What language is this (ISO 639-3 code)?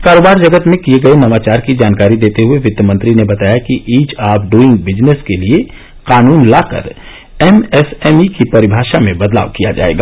hin